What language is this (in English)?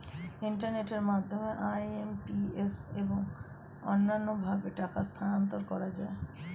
Bangla